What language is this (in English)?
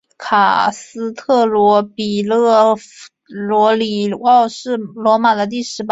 Chinese